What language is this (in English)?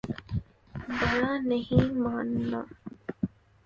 Urdu